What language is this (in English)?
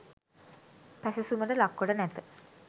Sinhala